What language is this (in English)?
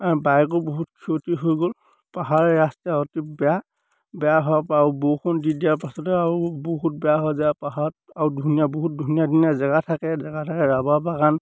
Assamese